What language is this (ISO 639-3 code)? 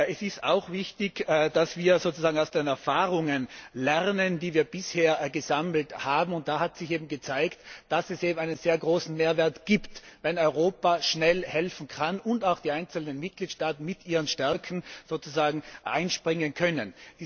deu